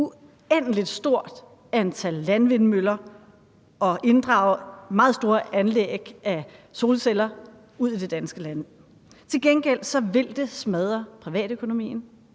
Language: Danish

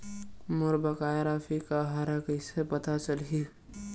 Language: Chhattisgarhi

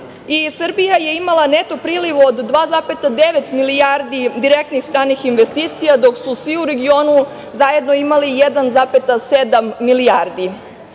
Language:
Serbian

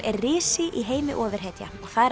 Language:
Icelandic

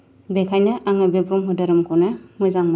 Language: Bodo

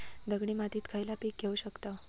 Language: Marathi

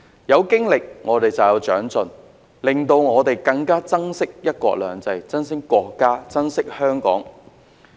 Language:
Cantonese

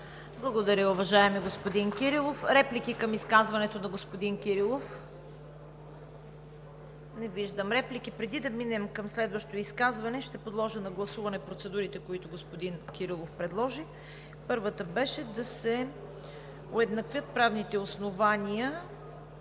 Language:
Bulgarian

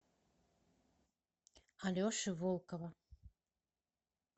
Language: Russian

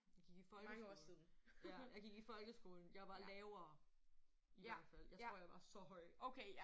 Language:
Danish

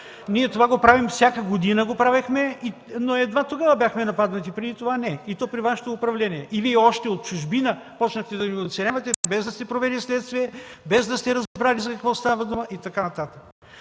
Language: Bulgarian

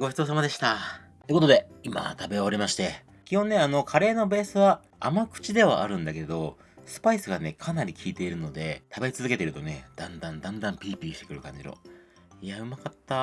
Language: Japanese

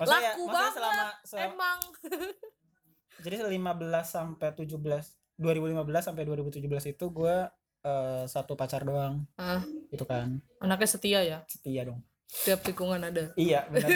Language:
Indonesian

